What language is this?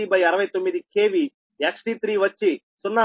Telugu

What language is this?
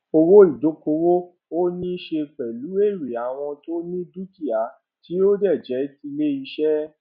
Yoruba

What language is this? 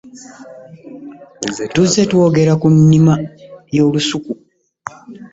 Ganda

